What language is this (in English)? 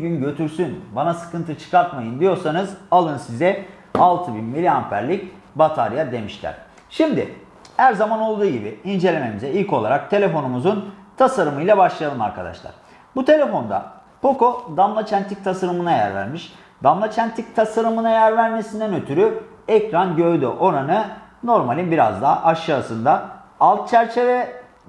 Turkish